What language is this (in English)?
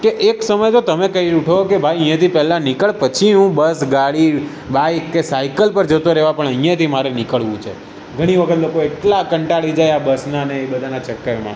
Gujarati